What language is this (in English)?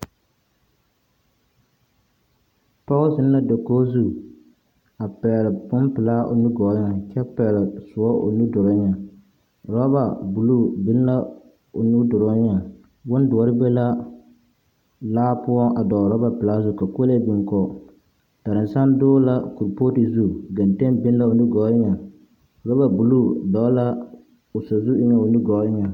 Southern Dagaare